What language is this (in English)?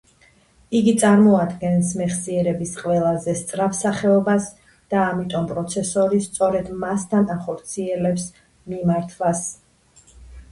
Georgian